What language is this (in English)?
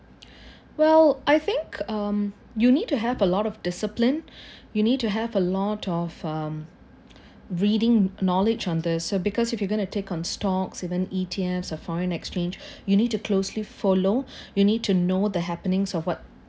English